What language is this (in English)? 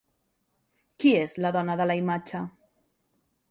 Catalan